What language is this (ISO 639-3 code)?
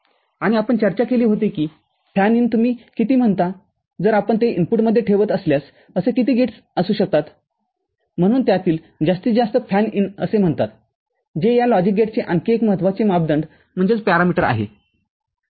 mar